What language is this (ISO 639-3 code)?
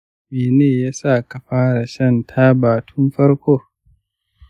hau